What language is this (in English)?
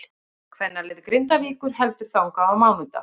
Icelandic